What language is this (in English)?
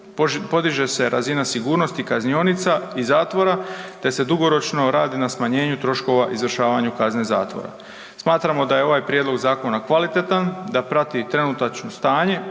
Croatian